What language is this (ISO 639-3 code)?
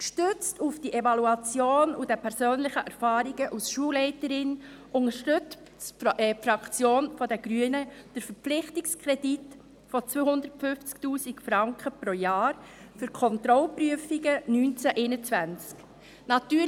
gsw